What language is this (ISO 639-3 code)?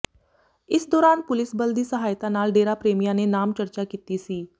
pan